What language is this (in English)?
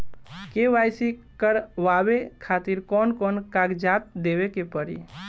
Bhojpuri